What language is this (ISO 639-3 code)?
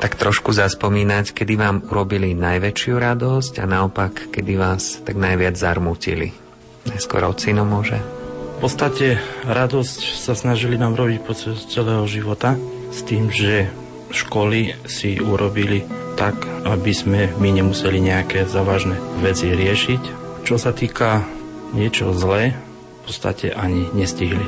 slk